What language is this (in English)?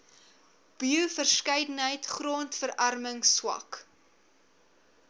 Afrikaans